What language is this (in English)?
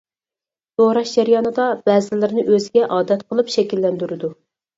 Uyghur